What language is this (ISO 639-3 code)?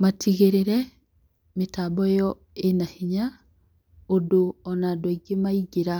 kik